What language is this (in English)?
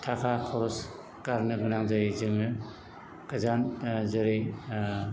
Bodo